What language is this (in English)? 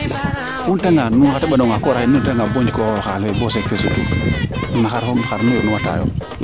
Serer